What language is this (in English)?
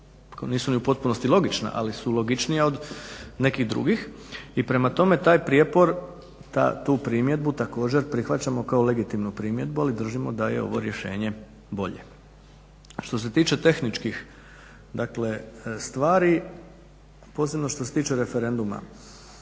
Croatian